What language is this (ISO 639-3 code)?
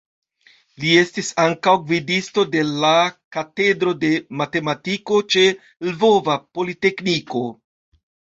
epo